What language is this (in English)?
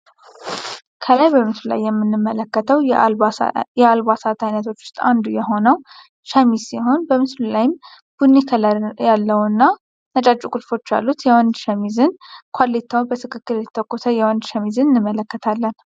Amharic